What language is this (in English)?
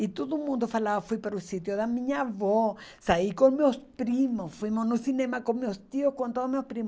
Portuguese